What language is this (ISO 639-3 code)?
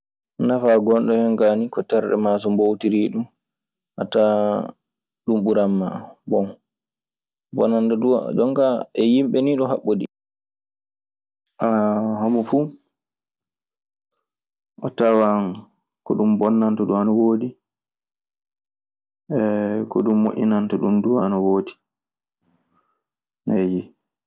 ffm